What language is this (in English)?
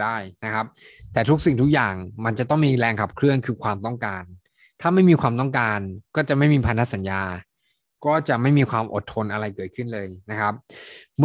Thai